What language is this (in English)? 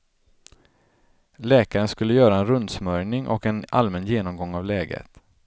Swedish